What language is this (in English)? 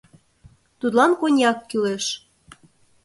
Mari